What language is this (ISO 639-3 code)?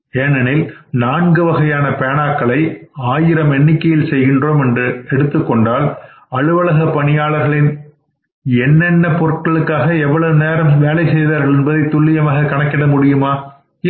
tam